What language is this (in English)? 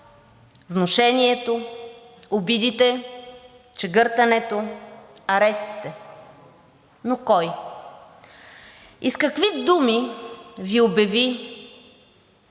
Bulgarian